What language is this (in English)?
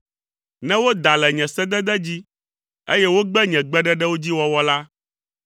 Ewe